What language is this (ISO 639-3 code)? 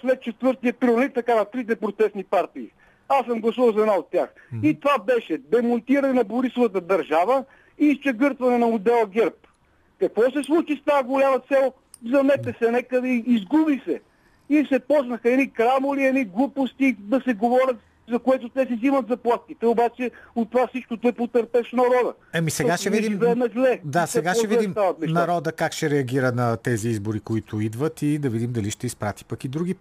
bul